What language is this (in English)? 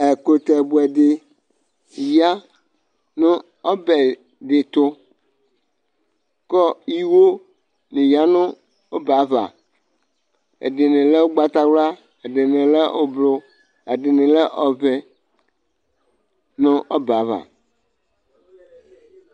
Ikposo